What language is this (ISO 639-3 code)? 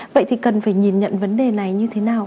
vie